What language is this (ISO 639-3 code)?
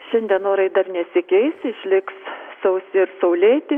lit